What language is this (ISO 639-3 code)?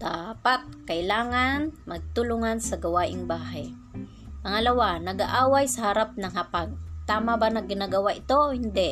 fil